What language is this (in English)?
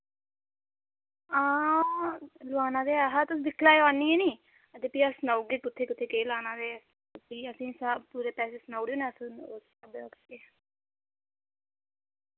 Dogri